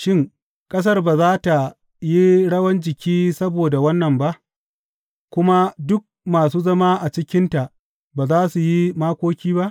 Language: Hausa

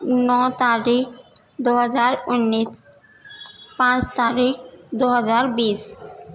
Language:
Urdu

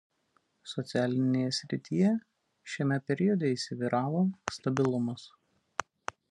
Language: Lithuanian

